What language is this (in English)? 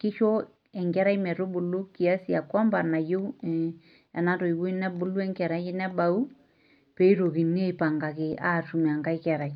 Masai